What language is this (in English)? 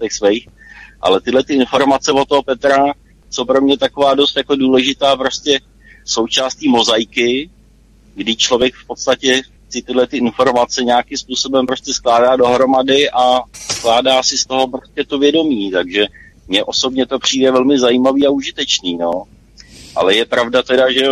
Czech